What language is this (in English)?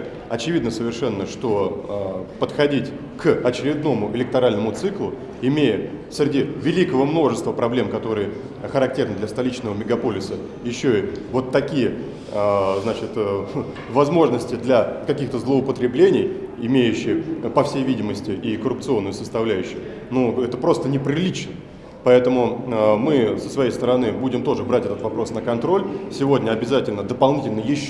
Russian